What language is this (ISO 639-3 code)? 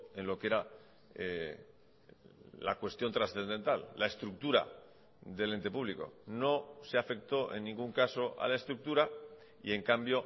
spa